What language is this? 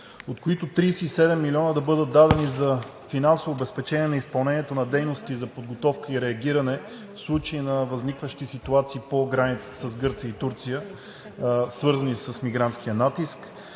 Bulgarian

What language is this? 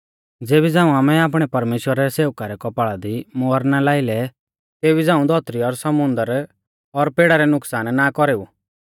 Mahasu Pahari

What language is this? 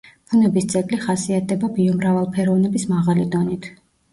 Georgian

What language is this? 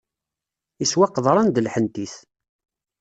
Kabyle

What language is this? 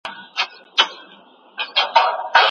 Pashto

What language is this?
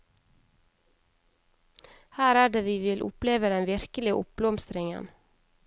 Norwegian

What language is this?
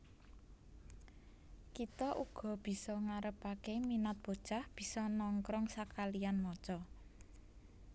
Javanese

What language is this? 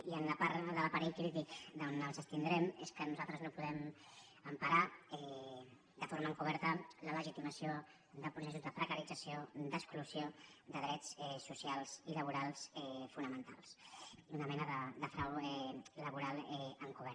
Catalan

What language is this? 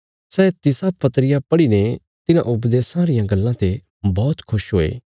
Bilaspuri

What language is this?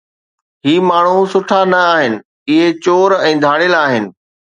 Sindhi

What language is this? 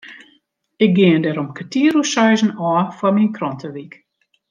Western Frisian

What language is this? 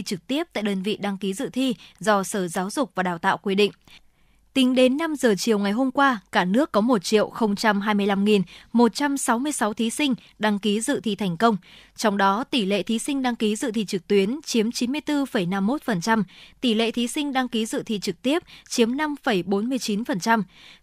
Vietnamese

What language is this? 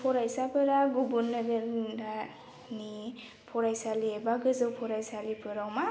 Bodo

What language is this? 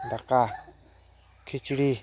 Santali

